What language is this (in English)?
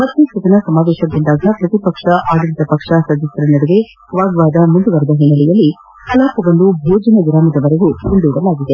Kannada